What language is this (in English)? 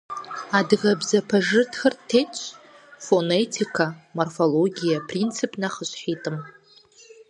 Kabardian